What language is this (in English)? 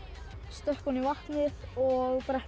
Icelandic